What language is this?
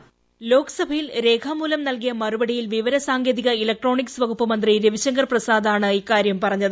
Malayalam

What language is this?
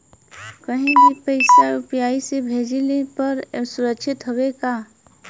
Bhojpuri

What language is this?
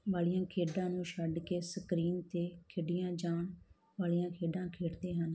Punjabi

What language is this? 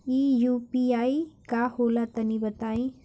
Bhojpuri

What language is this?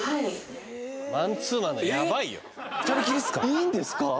Japanese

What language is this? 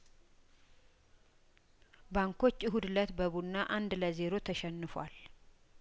Amharic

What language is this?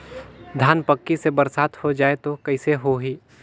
Chhattisgarhi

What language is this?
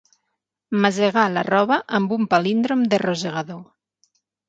Catalan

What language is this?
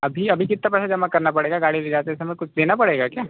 Hindi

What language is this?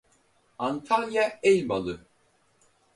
Turkish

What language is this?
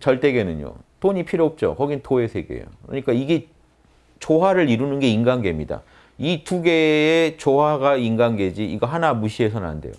Korean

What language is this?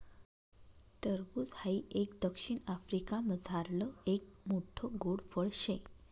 Marathi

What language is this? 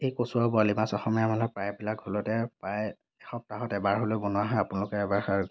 Assamese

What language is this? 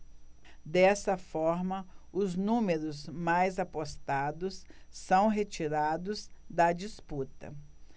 Portuguese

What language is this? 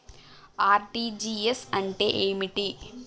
Telugu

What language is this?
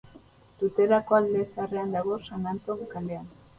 Basque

